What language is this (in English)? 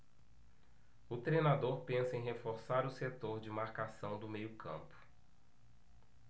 Portuguese